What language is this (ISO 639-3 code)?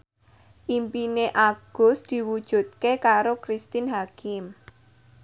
jav